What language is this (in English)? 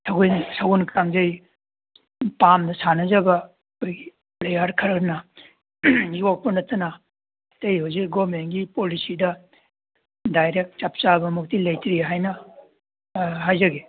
Manipuri